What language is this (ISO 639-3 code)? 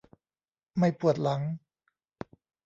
tha